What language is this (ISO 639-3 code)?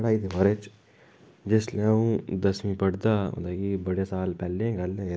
doi